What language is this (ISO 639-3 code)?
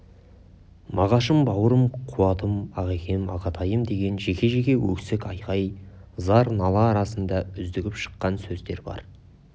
kaz